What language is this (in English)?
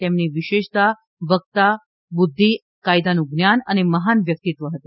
Gujarati